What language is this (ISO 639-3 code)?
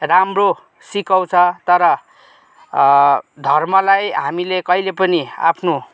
nep